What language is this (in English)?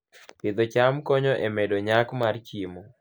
Luo (Kenya and Tanzania)